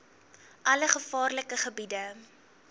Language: Afrikaans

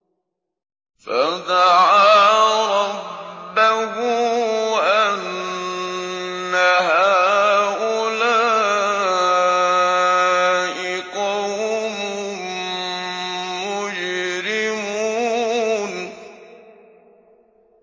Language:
Arabic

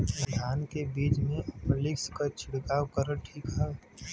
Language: Bhojpuri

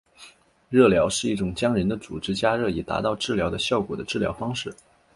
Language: Chinese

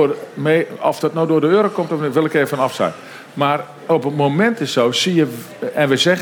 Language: Dutch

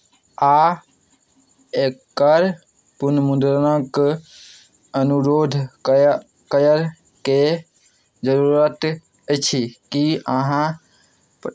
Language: Maithili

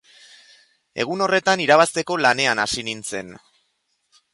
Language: Basque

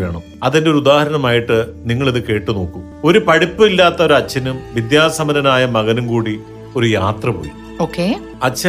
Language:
Malayalam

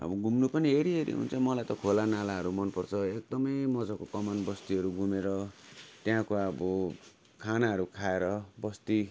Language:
Nepali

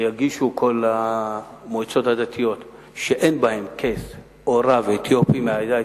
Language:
Hebrew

